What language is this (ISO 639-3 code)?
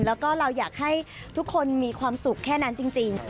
tha